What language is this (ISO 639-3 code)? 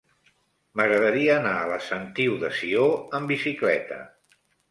cat